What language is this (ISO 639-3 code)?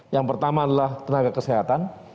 ind